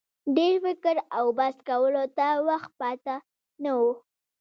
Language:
Pashto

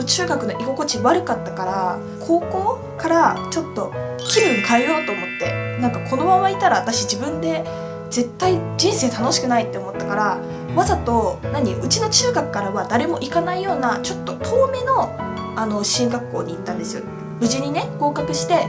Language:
Japanese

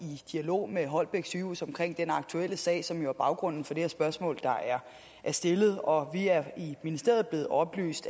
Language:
Danish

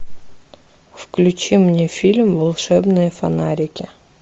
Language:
Russian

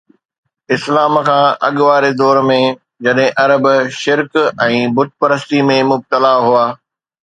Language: Sindhi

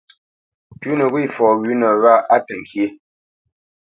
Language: Bamenyam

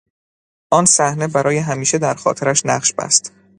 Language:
Persian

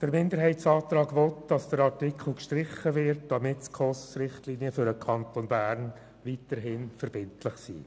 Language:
Swiss German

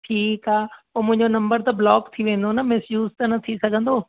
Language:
Sindhi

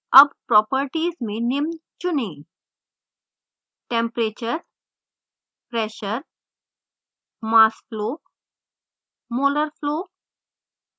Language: Hindi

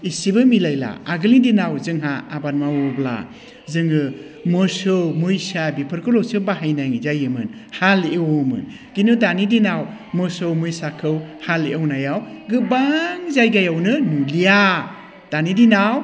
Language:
Bodo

